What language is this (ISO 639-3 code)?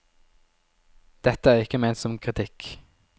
nor